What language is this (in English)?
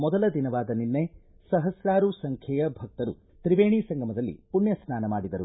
Kannada